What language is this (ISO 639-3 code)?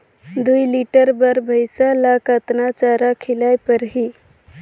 hne